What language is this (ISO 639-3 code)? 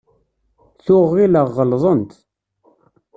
kab